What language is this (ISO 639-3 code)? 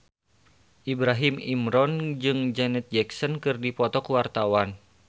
sun